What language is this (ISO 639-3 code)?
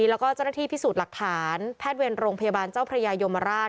tha